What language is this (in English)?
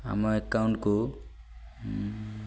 Odia